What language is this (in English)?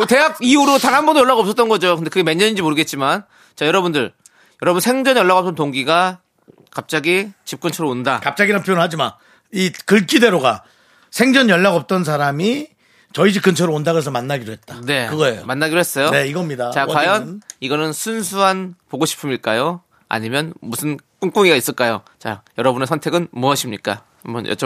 Korean